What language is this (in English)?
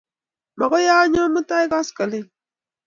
Kalenjin